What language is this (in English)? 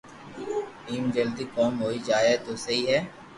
Loarki